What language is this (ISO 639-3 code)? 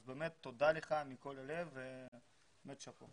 heb